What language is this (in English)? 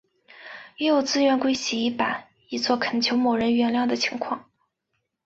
Chinese